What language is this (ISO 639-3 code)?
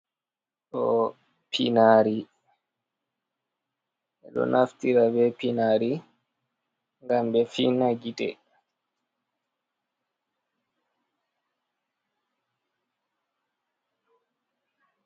ful